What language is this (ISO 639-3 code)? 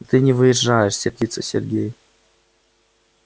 rus